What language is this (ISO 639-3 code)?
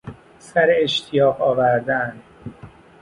fas